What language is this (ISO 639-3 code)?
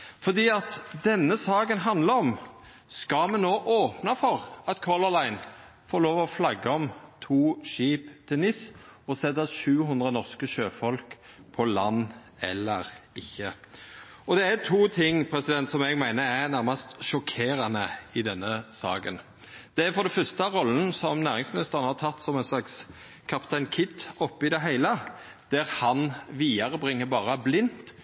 nno